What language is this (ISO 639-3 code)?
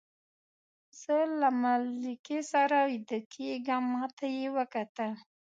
pus